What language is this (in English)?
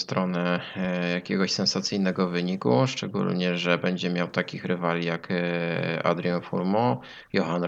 Polish